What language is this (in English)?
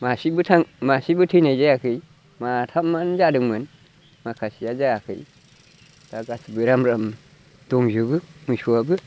Bodo